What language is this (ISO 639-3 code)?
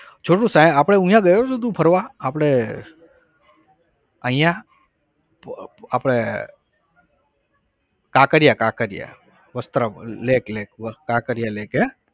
guj